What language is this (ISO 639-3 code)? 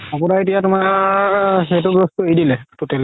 asm